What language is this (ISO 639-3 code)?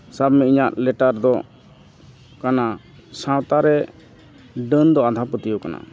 sat